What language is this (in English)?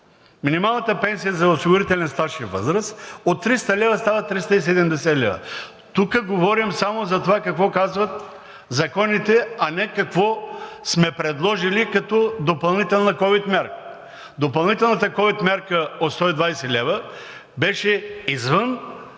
Bulgarian